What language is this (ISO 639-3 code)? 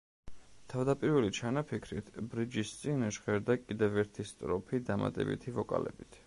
kat